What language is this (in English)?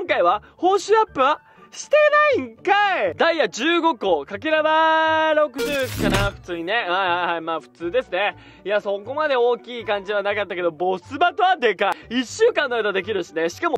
Japanese